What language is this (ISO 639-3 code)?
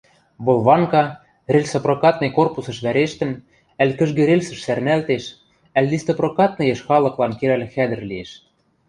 mrj